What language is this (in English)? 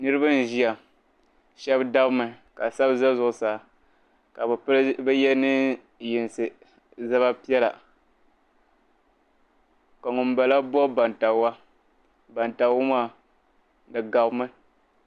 Dagbani